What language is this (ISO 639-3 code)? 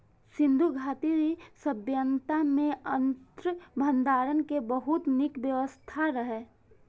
mai